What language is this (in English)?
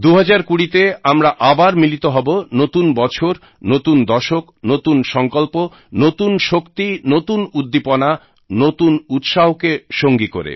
Bangla